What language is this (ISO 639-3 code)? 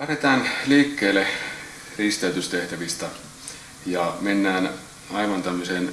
fin